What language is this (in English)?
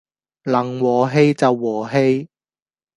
Cantonese